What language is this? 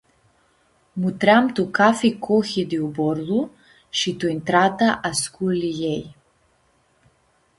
Aromanian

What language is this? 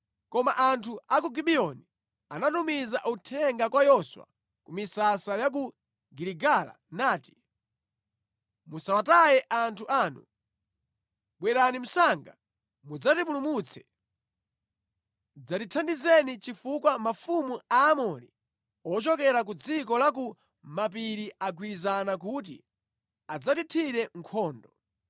Nyanja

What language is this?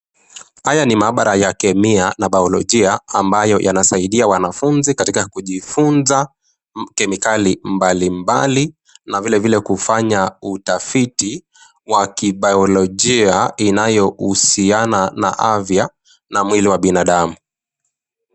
Swahili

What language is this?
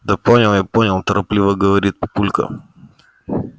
Russian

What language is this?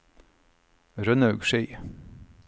Norwegian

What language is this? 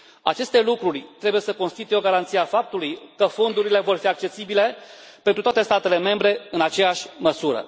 Romanian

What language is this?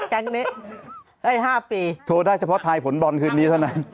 Thai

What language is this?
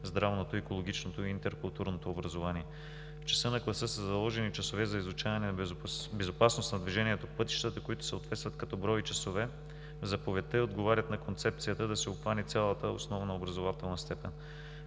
Bulgarian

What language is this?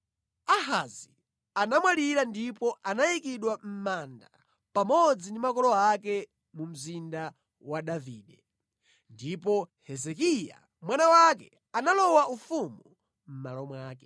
Nyanja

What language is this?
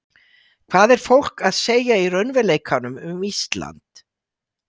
Icelandic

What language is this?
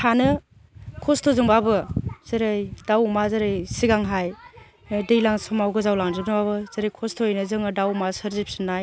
Bodo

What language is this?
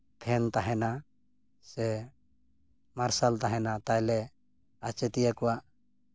Santali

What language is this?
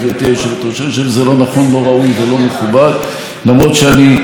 Hebrew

